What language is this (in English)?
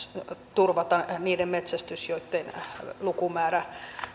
Finnish